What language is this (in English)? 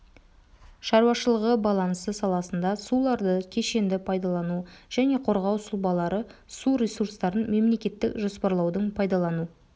Kazakh